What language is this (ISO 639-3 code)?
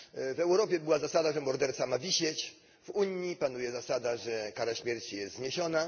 pol